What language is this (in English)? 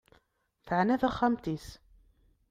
Kabyle